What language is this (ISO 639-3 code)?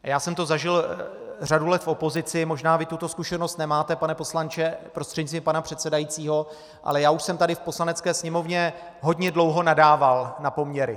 ces